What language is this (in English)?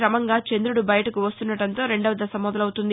Telugu